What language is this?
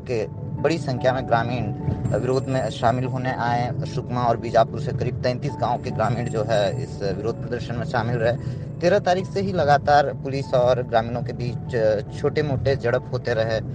Hindi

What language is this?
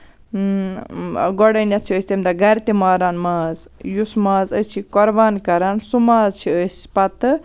Kashmiri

